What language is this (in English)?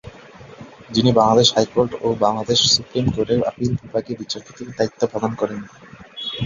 Bangla